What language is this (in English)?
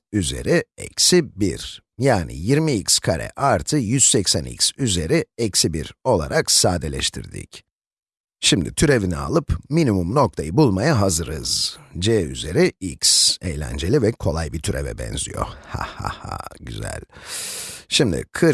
Turkish